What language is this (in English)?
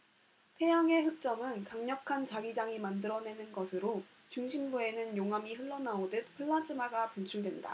Korean